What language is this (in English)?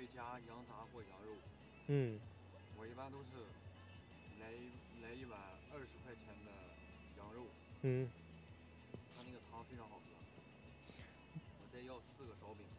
Chinese